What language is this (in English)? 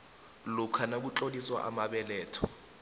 South Ndebele